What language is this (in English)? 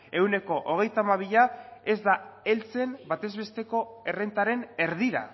Basque